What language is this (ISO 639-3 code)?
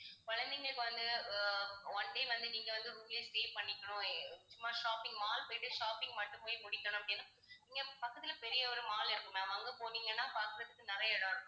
tam